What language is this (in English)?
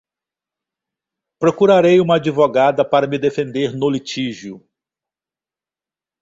Portuguese